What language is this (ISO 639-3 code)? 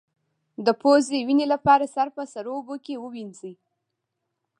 pus